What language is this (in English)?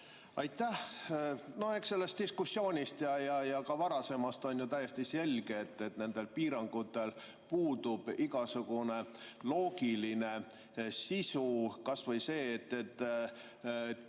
Estonian